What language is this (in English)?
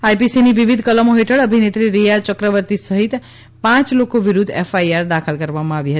Gujarati